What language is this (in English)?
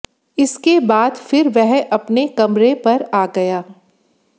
Hindi